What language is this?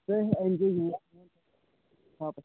Kashmiri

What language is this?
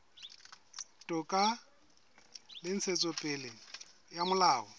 Southern Sotho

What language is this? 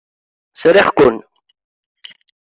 Kabyle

